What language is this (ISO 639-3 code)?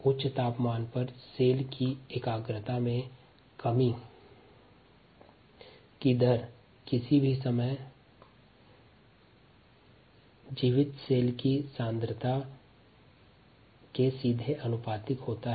hin